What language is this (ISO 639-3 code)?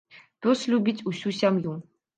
bel